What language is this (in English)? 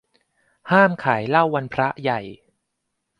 Thai